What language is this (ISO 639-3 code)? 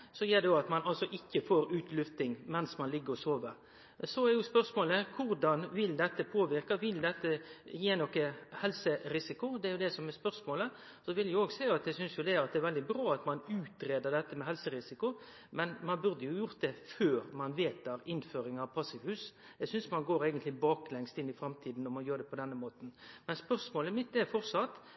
nno